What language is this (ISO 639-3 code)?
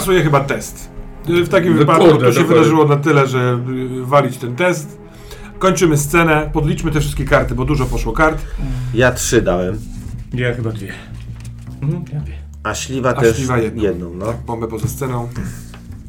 pol